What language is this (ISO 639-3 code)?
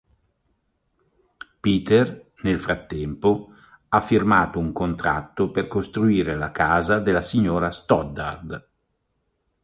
ita